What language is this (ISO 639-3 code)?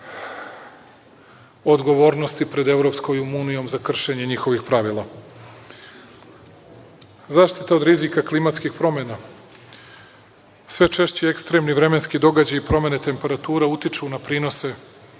srp